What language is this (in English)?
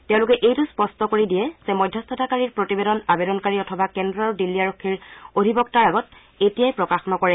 Assamese